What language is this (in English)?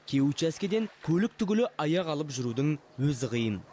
Kazakh